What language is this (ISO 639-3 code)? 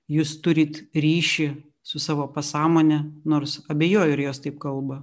lit